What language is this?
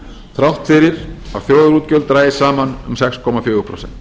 Icelandic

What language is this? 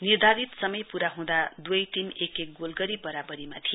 Nepali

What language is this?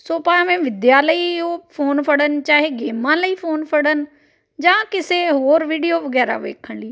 Punjabi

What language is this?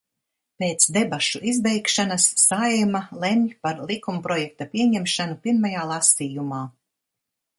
Latvian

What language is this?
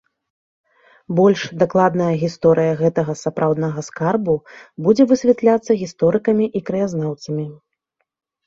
Belarusian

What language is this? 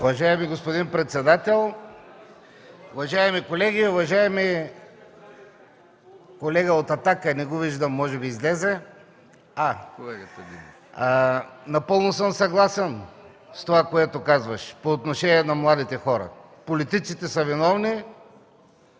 Bulgarian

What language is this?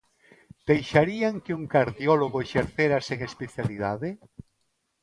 Galician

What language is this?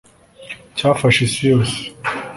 Kinyarwanda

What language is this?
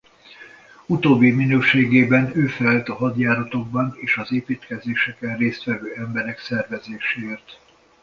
Hungarian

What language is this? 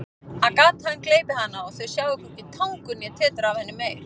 Icelandic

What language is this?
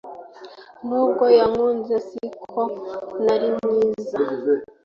Kinyarwanda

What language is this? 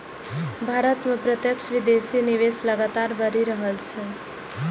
Maithili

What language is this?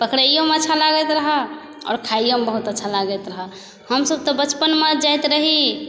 Maithili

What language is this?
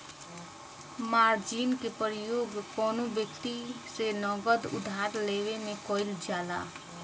Bhojpuri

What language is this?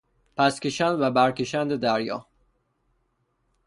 Persian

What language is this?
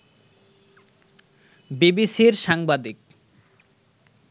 Bangla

